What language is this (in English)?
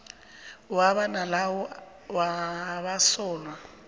South Ndebele